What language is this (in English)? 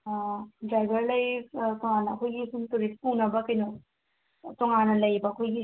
Manipuri